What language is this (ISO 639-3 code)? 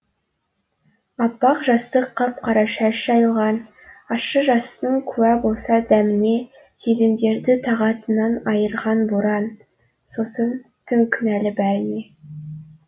kaz